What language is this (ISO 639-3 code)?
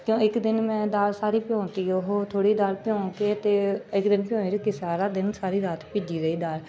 pan